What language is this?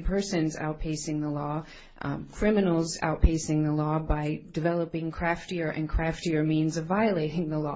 English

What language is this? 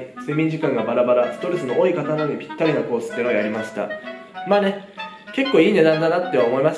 Japanese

